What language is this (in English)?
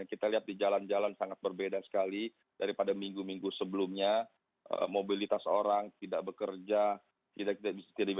Indonesian